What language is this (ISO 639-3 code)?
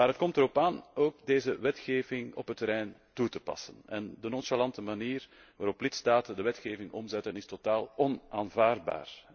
nld